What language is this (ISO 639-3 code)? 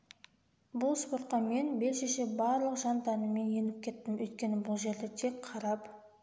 kaz